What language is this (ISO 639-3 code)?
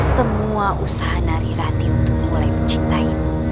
ind